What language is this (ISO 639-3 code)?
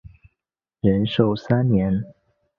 zho